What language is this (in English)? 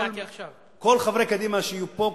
Hebrew